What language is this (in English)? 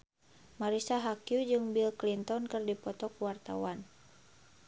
Sundanese